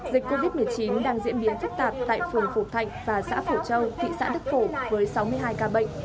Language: Vietnamese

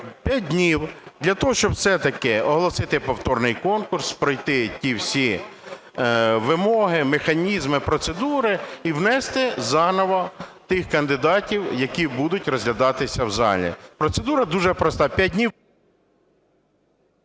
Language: Ukrainian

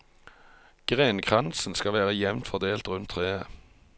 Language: Norwegian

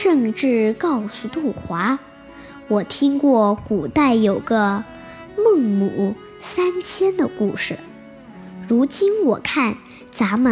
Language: Chinese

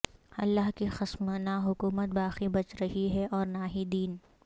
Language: Urdu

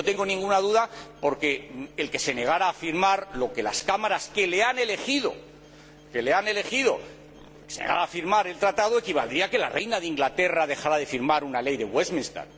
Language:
Spanish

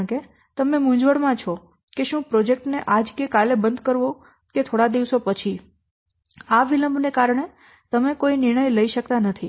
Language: Gujarati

